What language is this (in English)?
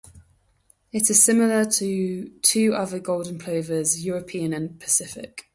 English